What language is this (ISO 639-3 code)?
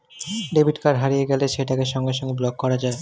ben